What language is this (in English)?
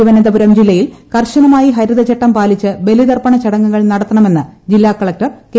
Malayalam